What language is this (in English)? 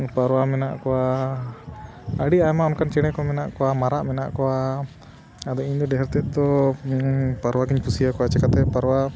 Santali